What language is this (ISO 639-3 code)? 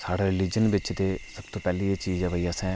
doi